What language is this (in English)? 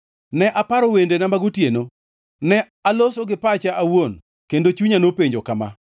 Luo (Kenya and Tanzania)